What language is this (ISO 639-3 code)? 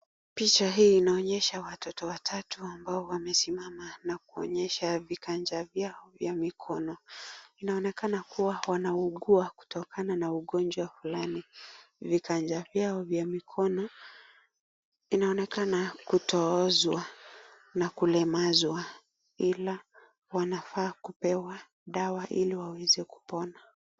swa